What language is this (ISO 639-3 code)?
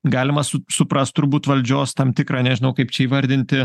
lit